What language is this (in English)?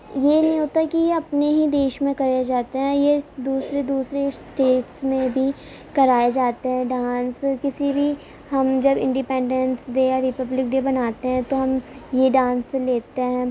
Urdu